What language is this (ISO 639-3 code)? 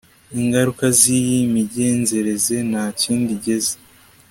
kin